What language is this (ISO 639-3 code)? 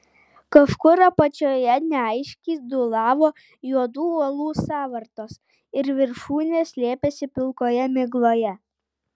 lit